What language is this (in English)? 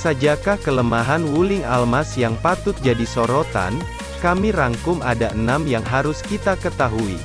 Indonesian